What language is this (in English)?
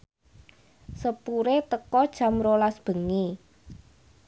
Javanese